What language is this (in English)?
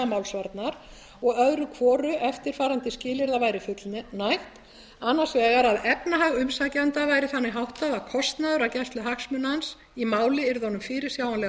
Icelandic